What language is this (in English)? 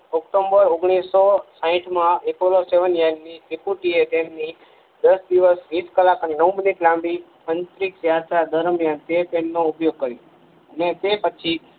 Gujarati